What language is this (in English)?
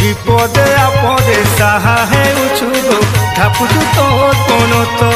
Hindi